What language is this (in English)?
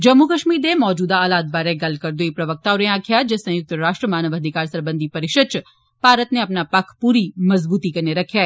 Dogri